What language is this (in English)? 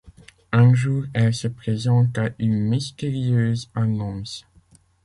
French